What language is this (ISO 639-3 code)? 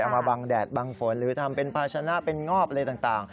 tha